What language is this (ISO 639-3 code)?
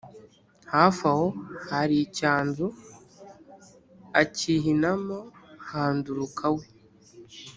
kin